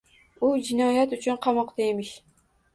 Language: Uzbek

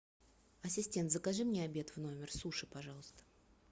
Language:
Russian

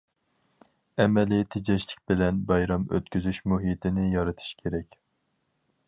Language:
Uyghur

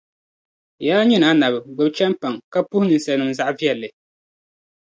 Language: Dagbani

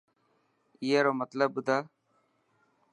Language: Dhatki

